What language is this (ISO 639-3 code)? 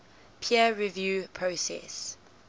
eng